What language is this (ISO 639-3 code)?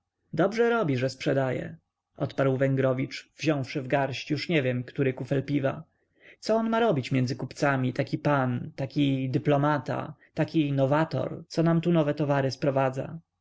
pol